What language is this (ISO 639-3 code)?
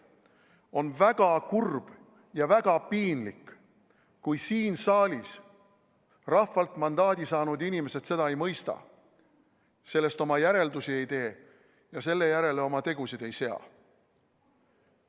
est